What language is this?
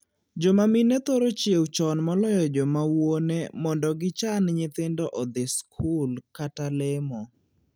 Luo (Kenya and Tanzania)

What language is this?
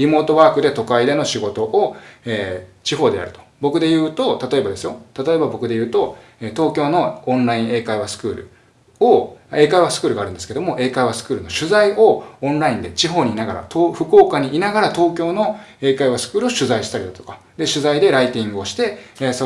Japanese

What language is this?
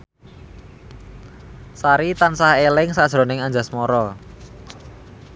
Javanese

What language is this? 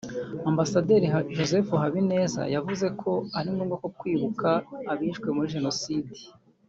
Kinyarwanda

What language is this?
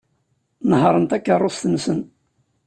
Kabyle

